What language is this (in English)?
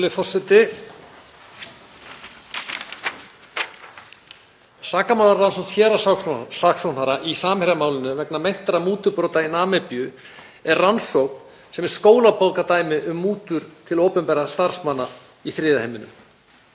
Icelandic